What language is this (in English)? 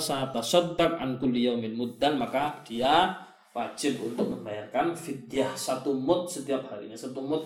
Malay